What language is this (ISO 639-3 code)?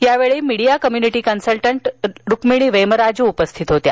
mar